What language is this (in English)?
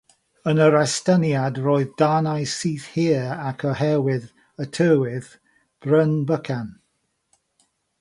Welsh